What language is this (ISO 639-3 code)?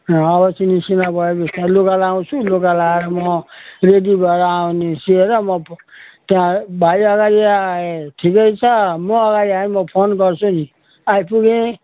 nep